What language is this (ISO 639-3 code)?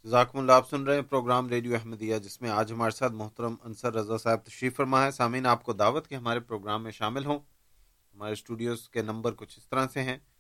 urd